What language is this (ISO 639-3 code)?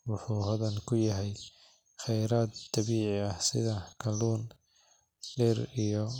som